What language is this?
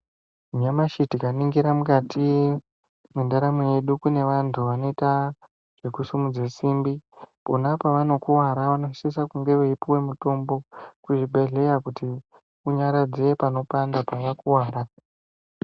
Ndau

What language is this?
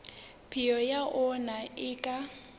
Southern Sotho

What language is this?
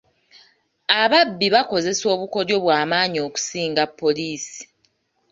Ganda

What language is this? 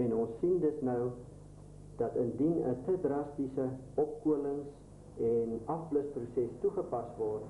English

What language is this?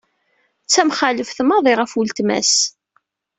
Kabyle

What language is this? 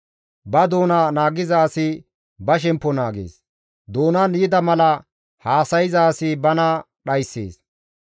Gamo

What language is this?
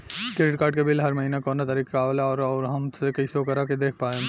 Bhojpuri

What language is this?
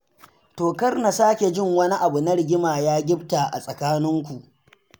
Hausa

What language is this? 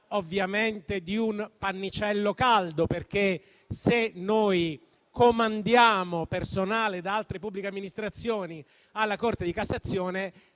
Italian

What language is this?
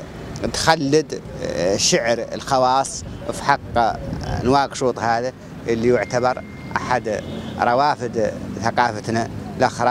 Arabic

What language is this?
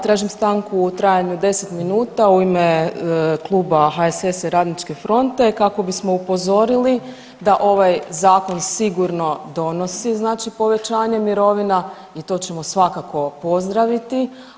Croatian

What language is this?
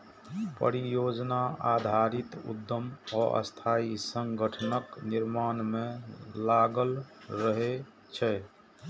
Maithili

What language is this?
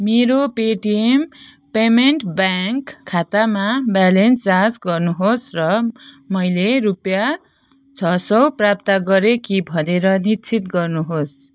Nepali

